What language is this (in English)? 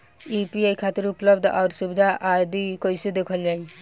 Bhojpuri